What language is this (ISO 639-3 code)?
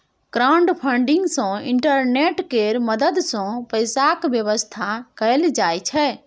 mai